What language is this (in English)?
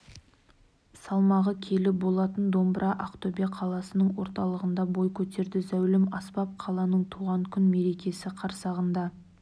Kazakh